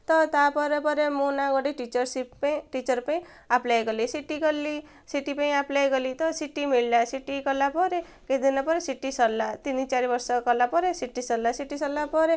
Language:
Odia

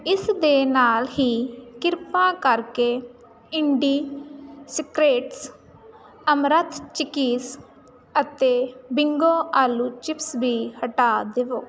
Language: Punjabi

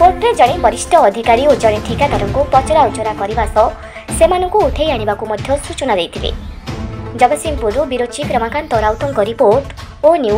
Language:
Romanian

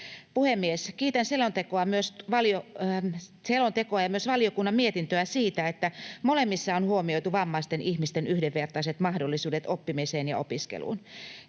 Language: Finnish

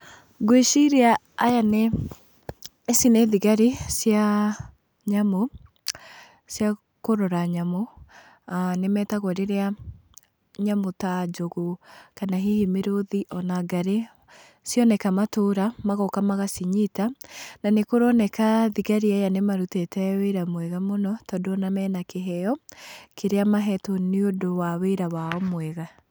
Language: Kikuyu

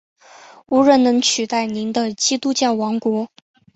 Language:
Chinese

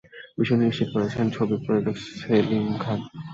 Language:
Bangla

